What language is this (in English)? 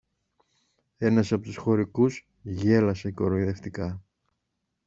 Greek